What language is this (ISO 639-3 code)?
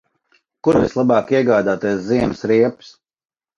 lav